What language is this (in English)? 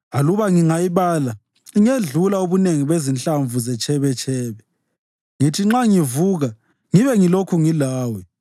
North Ndebele